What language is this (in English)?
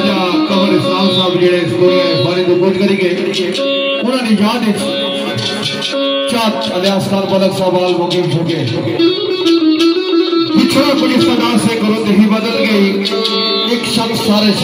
Arabic